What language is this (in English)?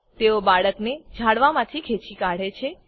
Gujarati